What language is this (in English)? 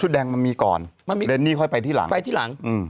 Thai